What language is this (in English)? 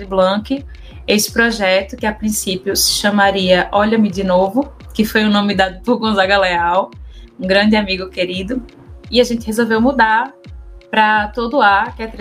Portuguese